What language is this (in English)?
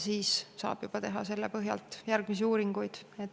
Estonian